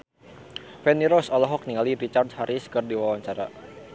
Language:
Sundanese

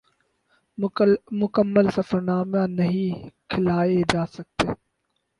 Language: Urdu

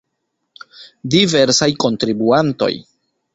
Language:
Esperanto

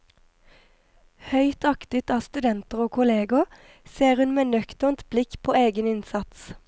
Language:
Norwegian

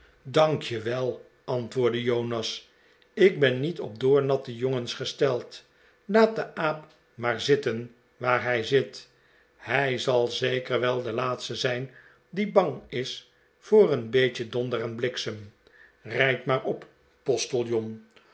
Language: Dutch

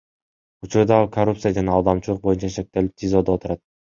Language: Kyrgyz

